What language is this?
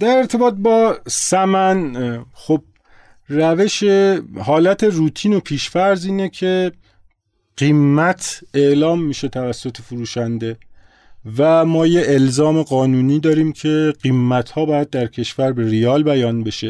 Persian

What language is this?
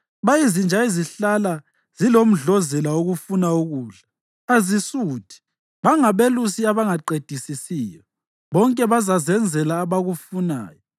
North Ndebele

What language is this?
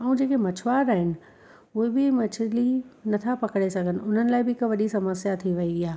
Sindhi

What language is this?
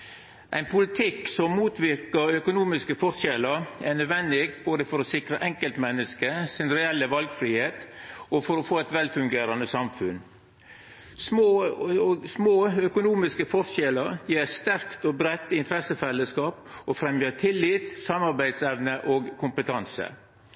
Norwegian Nynorsk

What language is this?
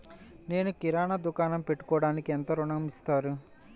Telugu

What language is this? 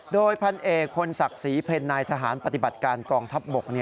Thai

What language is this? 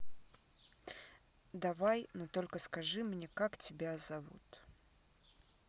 Russian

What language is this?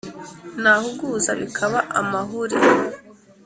Kinyarwanda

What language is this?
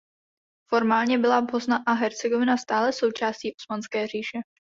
Czech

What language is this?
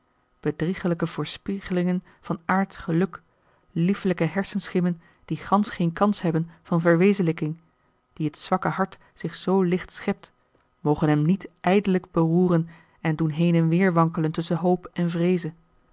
Dutch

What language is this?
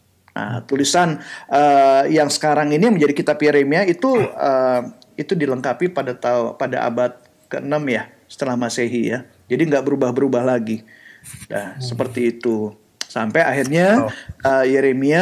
Indonesian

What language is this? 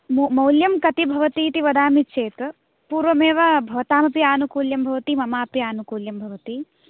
Sanskrit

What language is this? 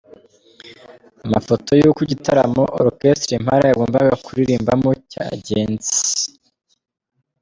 Kinyarwanda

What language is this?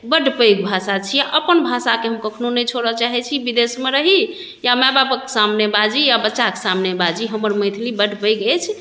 Maithili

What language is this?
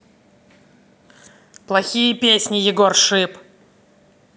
Russian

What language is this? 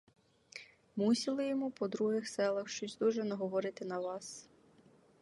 Ukrainian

